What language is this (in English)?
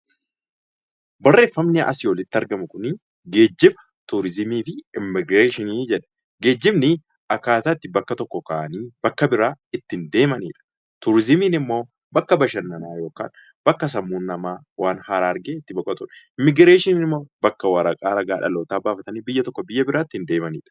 Oromo